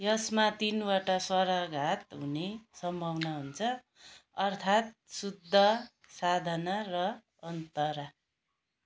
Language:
Nepali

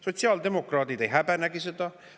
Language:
Estonian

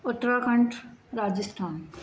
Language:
Sindhi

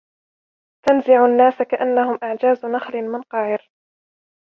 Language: Arabic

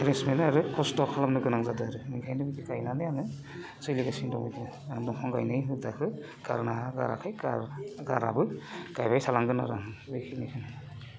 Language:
Bodo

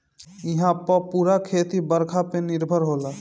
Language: Bhojpuri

